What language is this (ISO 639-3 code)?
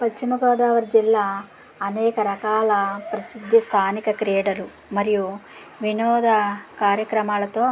tel